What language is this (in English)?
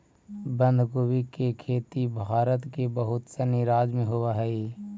Magahi